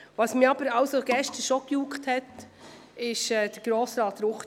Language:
Swiss German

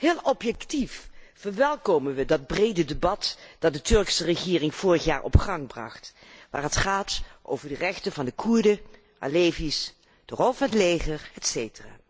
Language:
Dutch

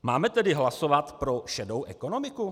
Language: Czech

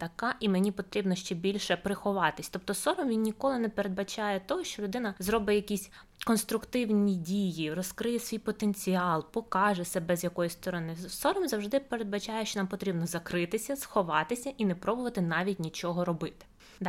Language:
Ukrainian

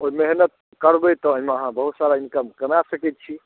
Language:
Maithili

